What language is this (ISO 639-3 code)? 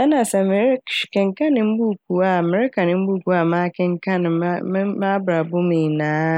aka